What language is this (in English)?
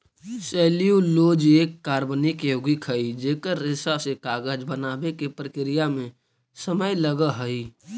Magahi